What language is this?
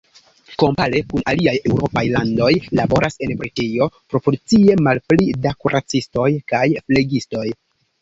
Esperanto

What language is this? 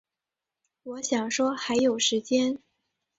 Chinese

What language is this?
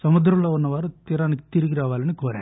Telugu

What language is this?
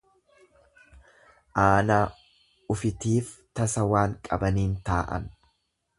Oromo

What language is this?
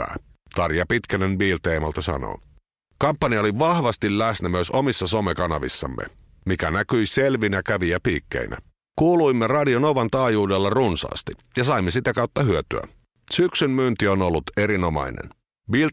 Finnish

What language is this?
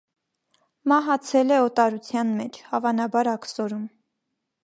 Armenian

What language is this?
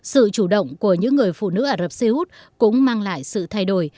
Vietnamese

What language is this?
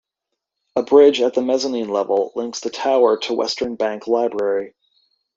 English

